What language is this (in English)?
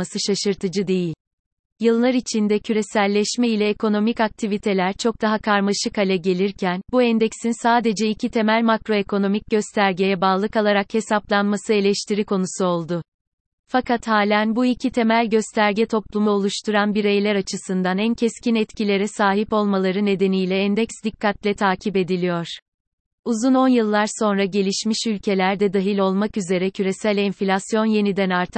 Turkish